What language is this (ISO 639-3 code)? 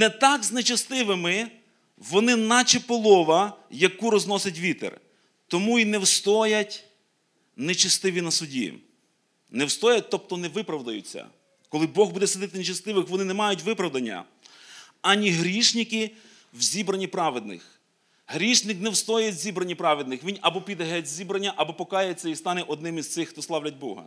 ukr